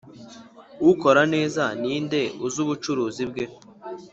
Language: Kinyarwanda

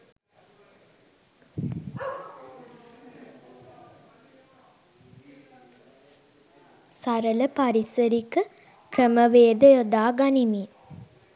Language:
Sinhala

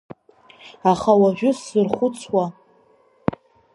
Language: Abkhazian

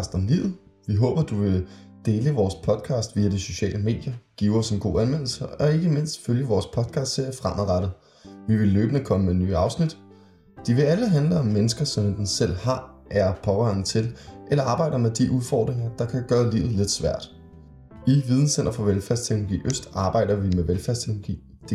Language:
Danish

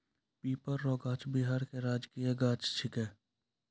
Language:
Maithili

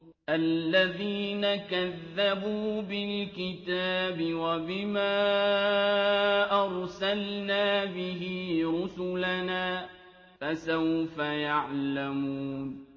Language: Arabic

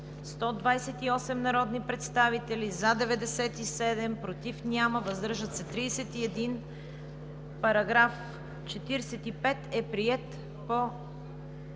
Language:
Bulgarian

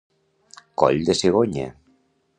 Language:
Catalan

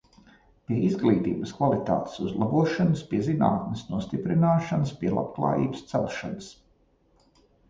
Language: Latvian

